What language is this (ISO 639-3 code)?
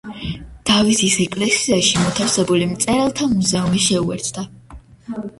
kat